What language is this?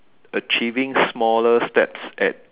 English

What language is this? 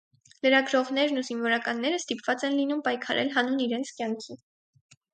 Armenian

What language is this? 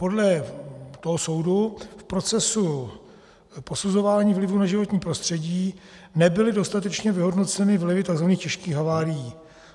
Czech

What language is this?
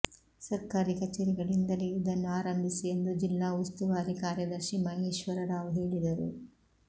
Kannada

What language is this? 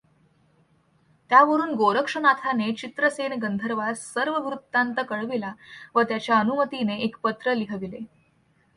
Marathi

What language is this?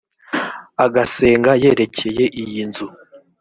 Kinyarwanda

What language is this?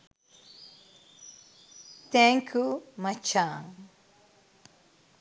Sinhala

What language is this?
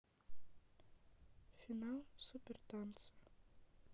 Russian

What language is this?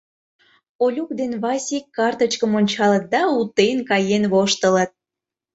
Mari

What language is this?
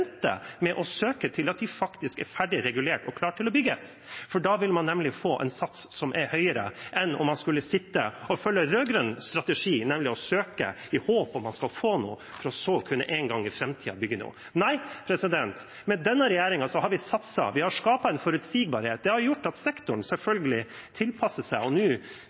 Norwegian Bokmål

